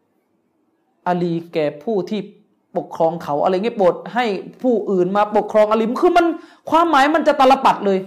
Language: Thai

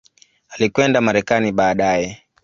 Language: Swahili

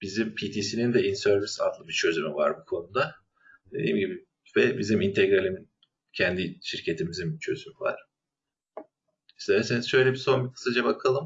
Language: Turkish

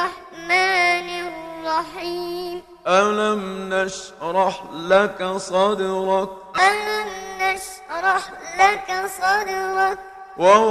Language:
Arabic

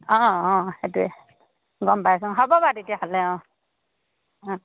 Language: Assamese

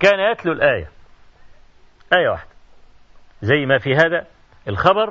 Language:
Arabic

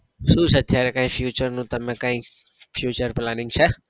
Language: Gujarati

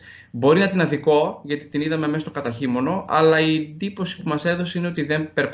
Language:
Greek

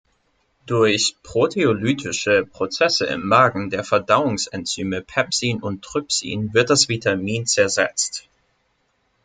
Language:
German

